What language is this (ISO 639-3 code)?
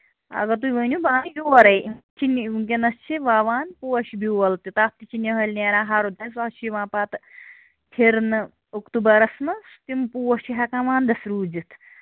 kas